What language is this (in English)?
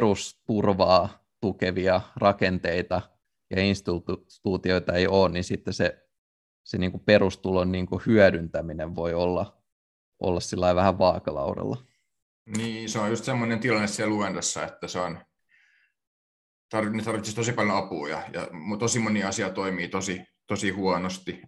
Finnish